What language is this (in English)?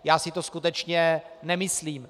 Czech